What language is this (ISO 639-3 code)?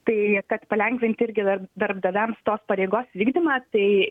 lit